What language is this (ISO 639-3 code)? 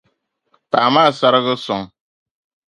dag